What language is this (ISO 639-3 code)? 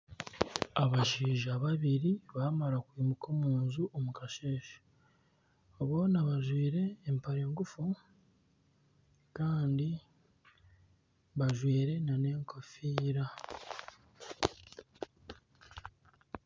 nyn